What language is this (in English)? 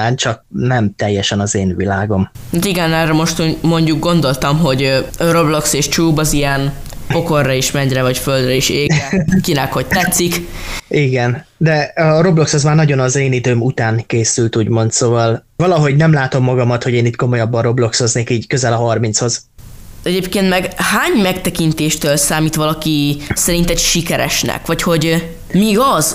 Hungarian